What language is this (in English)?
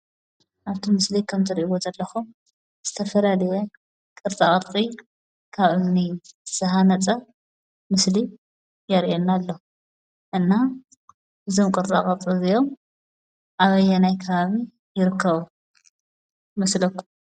Tigrinya